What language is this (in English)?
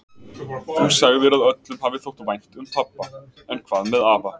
Icelandic